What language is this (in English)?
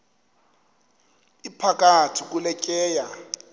Xhosa